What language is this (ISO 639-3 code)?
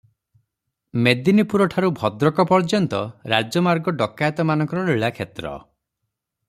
ori